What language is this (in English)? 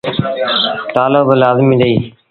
Sindhi Bhil